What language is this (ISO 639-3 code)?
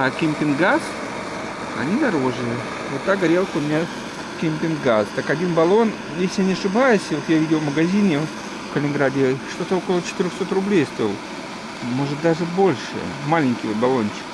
rus